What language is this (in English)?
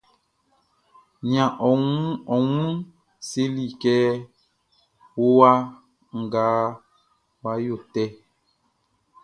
Baoulé